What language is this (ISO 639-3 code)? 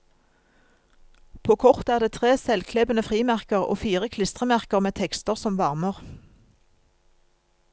nor